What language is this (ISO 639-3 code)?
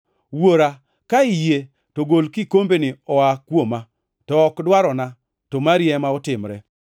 luo